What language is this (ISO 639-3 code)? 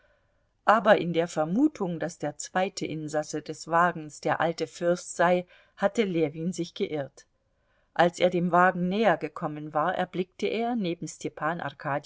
deu